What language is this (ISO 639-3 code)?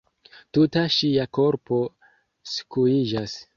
epo